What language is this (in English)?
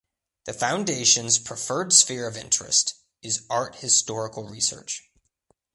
English